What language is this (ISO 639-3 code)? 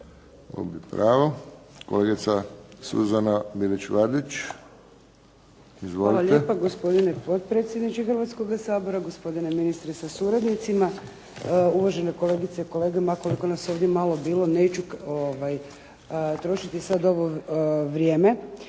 hrv